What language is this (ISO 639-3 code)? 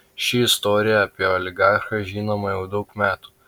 lit